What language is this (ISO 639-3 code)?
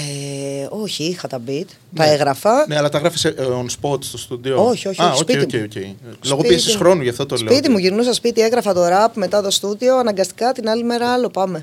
ell